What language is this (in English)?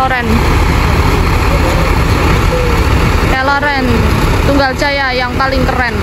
Indonesian